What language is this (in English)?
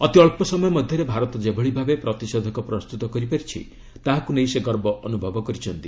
Odia